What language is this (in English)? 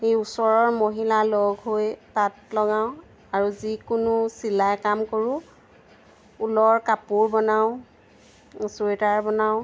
Assamese